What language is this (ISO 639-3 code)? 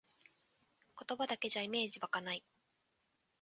jpn